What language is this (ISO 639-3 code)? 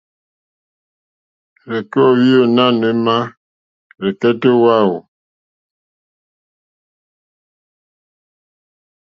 bri